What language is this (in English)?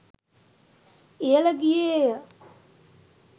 Sinhala